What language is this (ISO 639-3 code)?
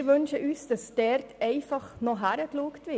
gsw